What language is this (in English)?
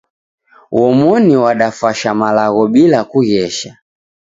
Taita